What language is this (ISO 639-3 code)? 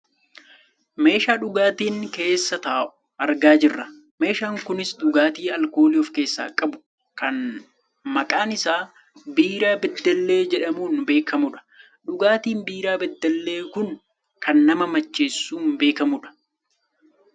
orm